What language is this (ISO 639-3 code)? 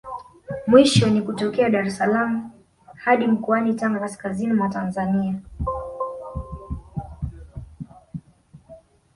swa